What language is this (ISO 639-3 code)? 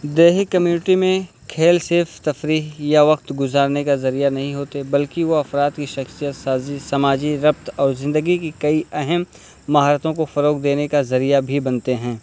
urd